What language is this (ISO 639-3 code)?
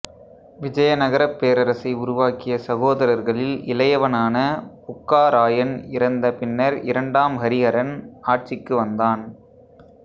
tam